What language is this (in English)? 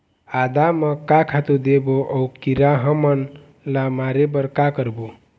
Chhattisgarhi